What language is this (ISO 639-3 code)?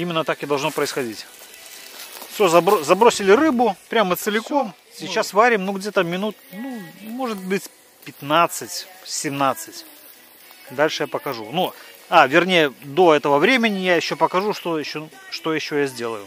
rus